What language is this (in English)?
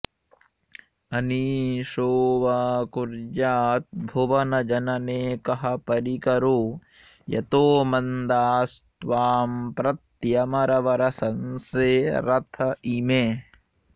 Sanskrit